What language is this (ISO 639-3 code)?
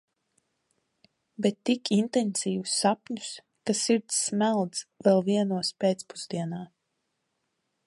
lav